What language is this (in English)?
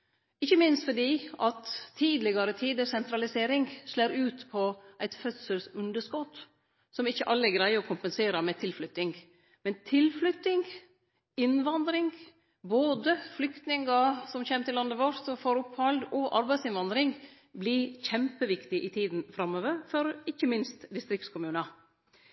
Norwegian Nynorsk